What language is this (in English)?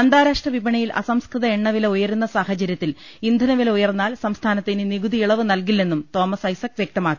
Malayalam